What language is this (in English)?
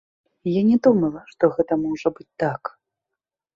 Belarusian